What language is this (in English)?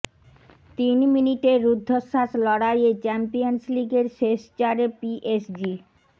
Bangla